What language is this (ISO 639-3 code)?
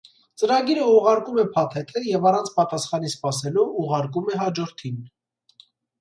hye